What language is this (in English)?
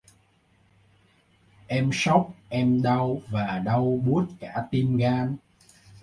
Vietnamese